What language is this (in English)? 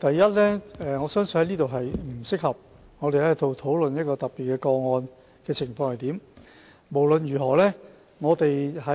Cantonese